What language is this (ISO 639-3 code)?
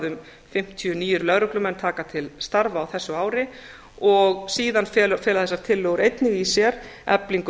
isl